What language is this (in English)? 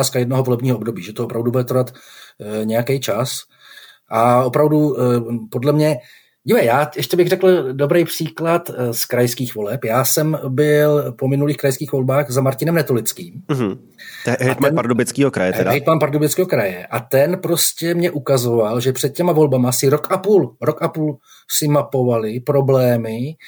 Czech